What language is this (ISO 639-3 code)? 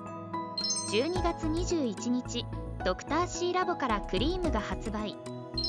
jpn